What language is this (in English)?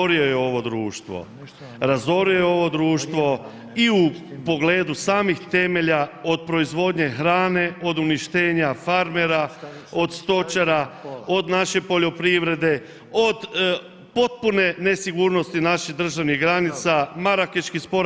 Croatian